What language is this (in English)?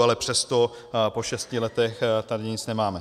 Czech